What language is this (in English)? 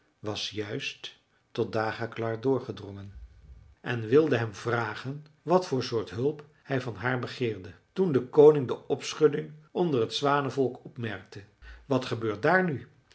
Dutch